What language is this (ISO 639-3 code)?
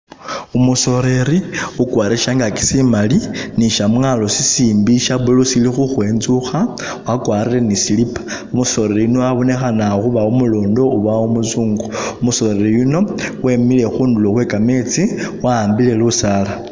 myx